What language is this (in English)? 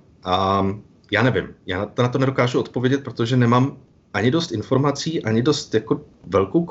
Czech